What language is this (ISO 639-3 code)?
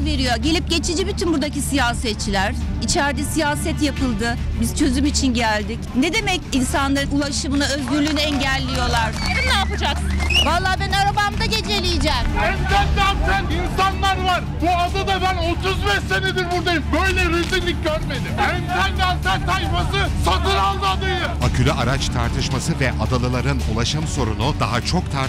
tur